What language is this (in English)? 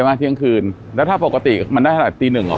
Thai